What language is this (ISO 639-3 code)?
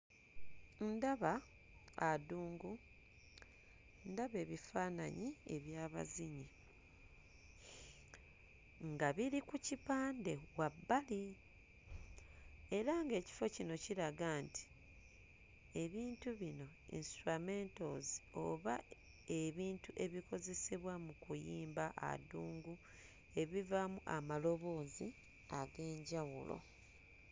lug